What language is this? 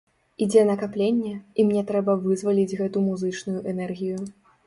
Belarusian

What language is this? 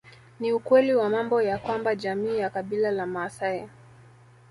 Swahili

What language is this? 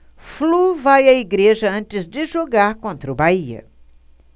Portuguese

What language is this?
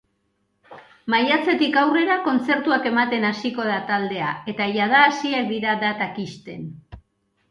Basque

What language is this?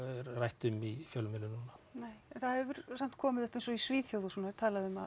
Icelandic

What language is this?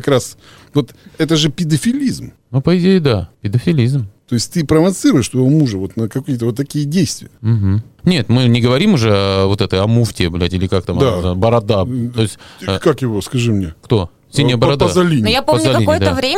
Russian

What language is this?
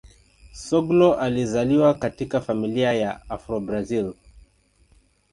Swahili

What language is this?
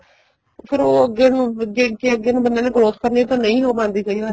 Punjabi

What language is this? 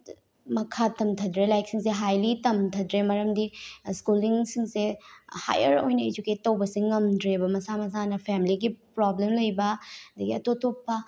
Manipuri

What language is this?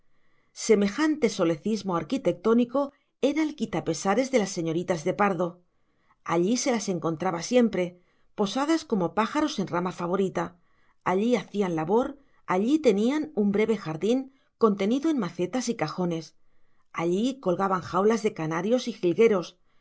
Spanish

